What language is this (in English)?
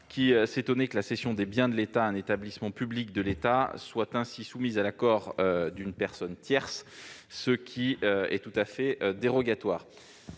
French